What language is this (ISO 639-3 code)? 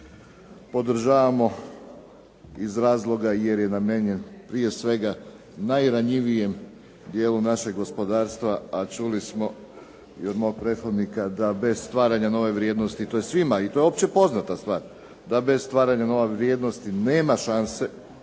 hrv